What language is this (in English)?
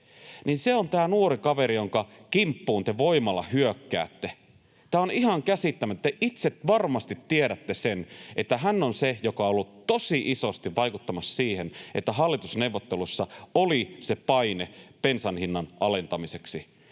Finnish